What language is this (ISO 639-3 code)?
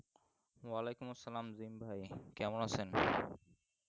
ben